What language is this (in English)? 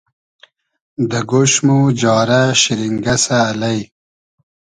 Hazaragi